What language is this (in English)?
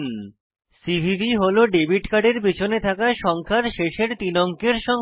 Bangla